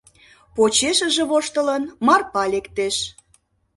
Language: Mari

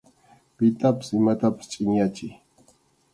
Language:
Arequipa-La Unión Quechua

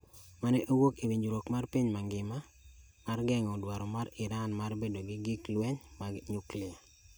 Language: Luo (Kenya and Tanzania)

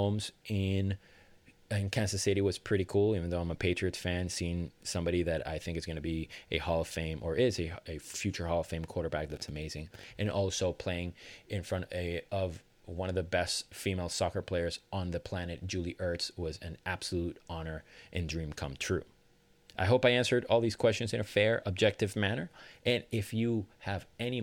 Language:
English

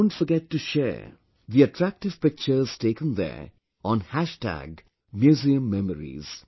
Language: English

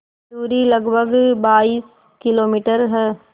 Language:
Hindi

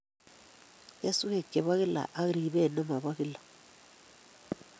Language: Kalenjin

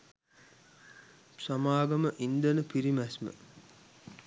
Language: Sinhala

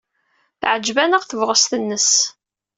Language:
Kabyle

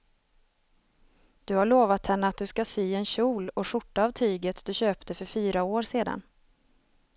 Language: Swedish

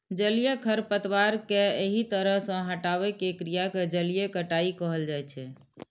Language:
Maithili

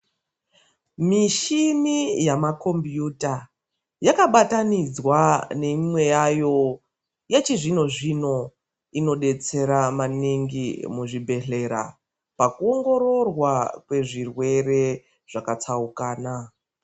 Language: Ndau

